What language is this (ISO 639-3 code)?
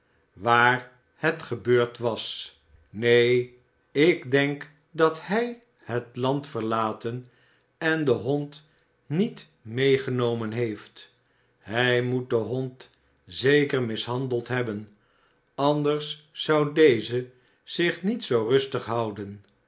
nld